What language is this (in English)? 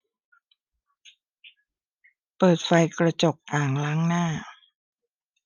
Thai